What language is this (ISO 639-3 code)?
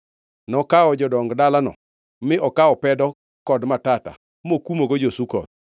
luo